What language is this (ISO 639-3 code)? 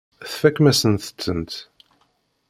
kab